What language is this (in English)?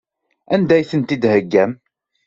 Kabyle